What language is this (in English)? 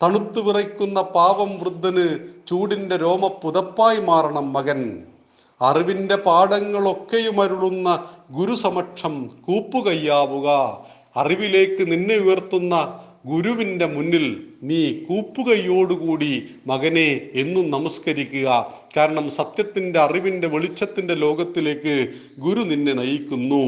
Malayalam